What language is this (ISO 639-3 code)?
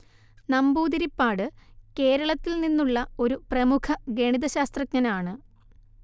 mal